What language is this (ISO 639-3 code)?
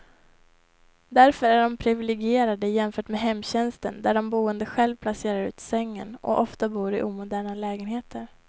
swe